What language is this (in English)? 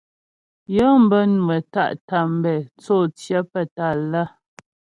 Ghomala